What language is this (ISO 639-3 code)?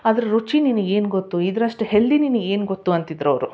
kan